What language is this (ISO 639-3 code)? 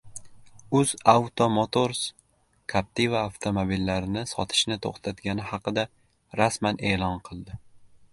uzb